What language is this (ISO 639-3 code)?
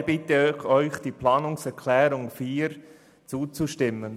gsw